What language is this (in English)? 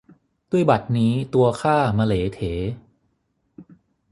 Thai